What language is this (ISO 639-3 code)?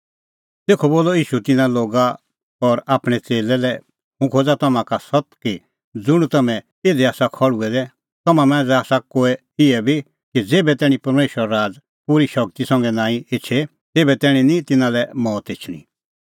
kfx